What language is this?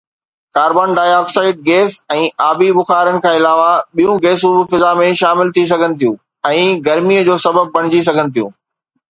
Sindhi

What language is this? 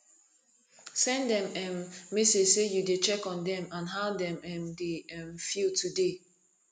Nigerian Pidgin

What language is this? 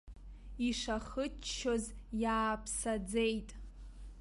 Abkhazian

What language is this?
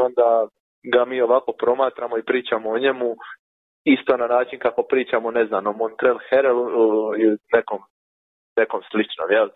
Croatian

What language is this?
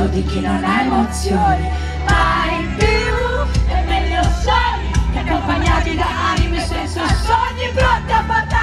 Italian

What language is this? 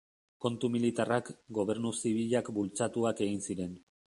Basque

